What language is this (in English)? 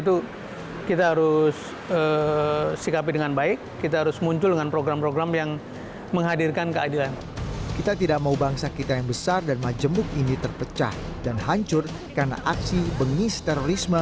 Indonesian